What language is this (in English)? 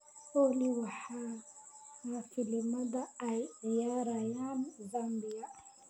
Somali